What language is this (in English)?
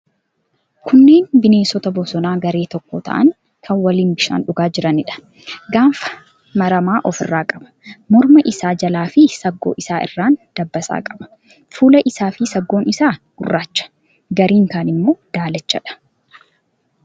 Oromo